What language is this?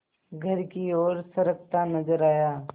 Hindi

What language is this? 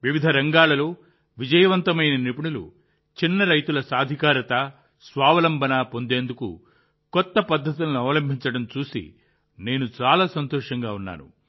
Telugu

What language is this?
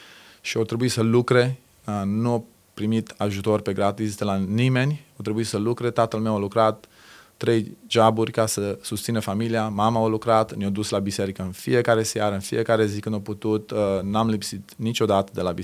Romanian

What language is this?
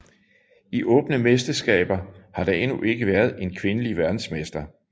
Danish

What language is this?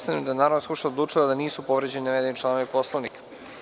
Serbian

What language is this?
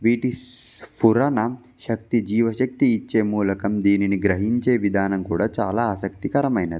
Telugu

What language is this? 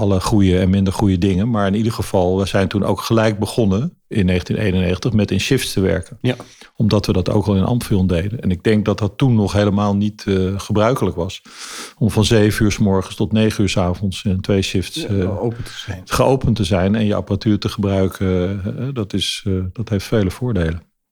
Dutch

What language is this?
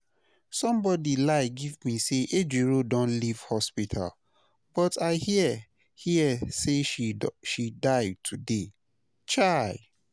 Nigerian Pidgin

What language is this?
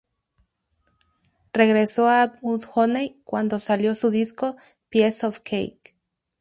Spanish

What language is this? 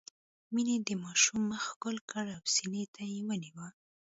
Pashto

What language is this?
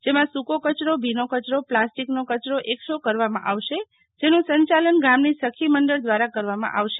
Gujarati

